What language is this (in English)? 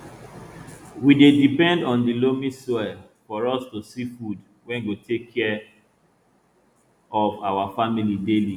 Nigerian Pidgin